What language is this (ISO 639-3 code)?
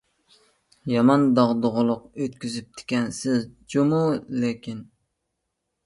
uig